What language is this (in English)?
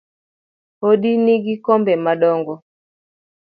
Luo (Kenya and Tanzania)